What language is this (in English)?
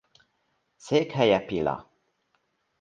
Hungarian